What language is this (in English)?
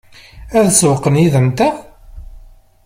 Kabyle